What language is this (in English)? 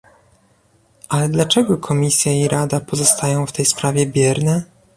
Polish